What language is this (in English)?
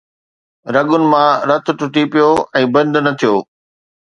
Sindhi